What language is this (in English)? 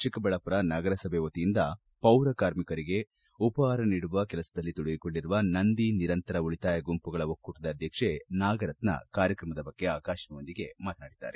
Kannada